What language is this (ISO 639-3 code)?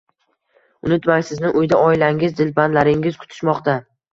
uzb